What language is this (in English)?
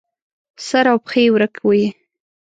Pashto